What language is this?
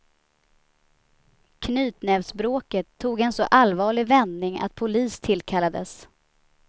Swedish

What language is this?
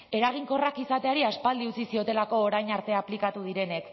Basque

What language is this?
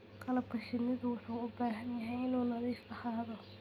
Somali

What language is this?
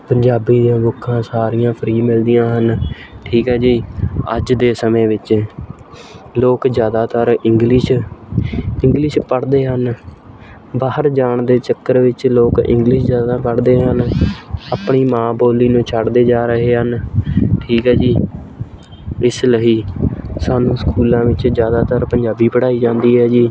Punjabi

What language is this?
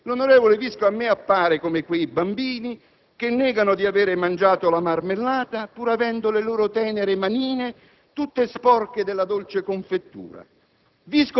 Italian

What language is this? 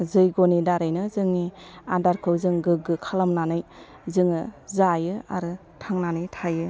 Bodo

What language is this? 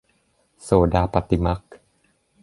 Thai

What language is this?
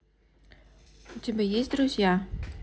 Russian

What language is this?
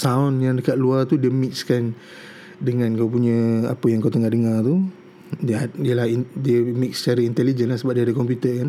Malay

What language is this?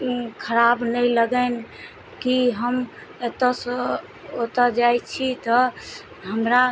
Maithili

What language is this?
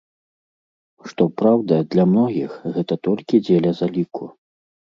Belarusian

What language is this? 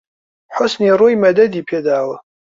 Central Kurdish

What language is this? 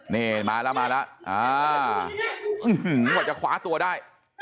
Thai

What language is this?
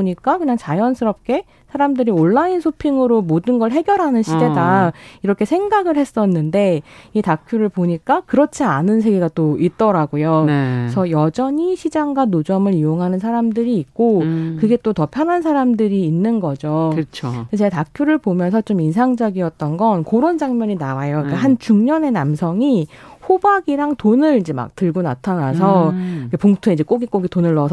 Korean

